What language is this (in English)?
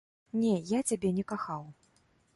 Belarusian